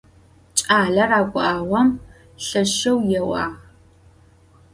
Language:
Adyghe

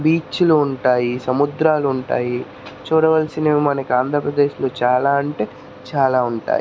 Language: Telugu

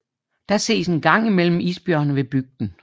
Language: Danish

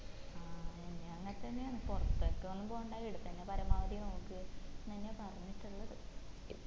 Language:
Malayalam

